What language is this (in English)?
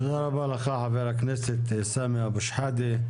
Hebrew